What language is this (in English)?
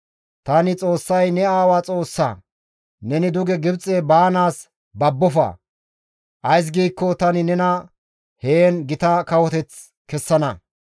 Gamo